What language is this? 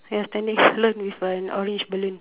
English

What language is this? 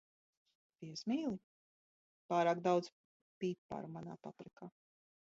Latvian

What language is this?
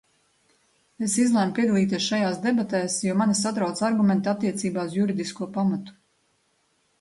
Latvian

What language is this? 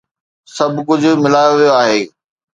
Sindhi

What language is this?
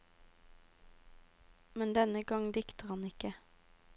Norwegian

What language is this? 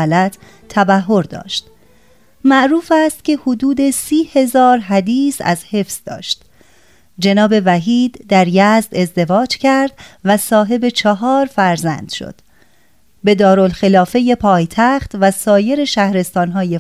Persian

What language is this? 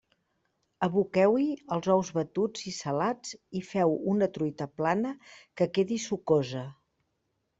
Catalan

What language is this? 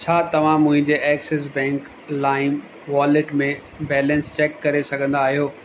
Sindhi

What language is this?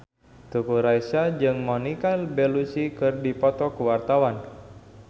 Sundanese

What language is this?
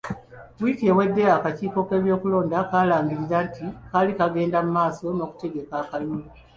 Ganda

